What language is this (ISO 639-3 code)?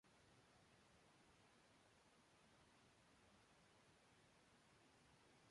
fry